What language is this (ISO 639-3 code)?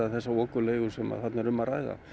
isl